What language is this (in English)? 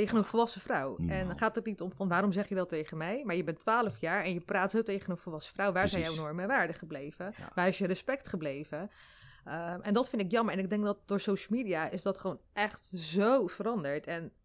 Dutch